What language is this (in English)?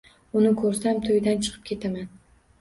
Uzbek